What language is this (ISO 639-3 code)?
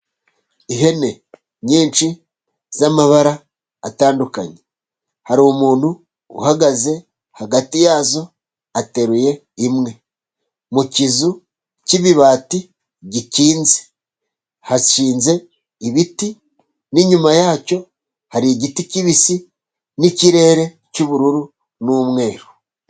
kin